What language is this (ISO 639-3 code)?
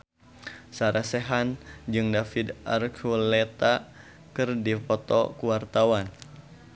sun